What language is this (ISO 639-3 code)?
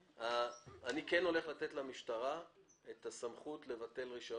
heb